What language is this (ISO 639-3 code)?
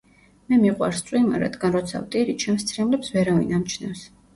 kat